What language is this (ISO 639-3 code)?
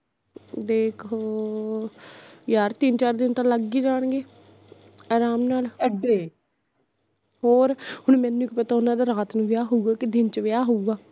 pan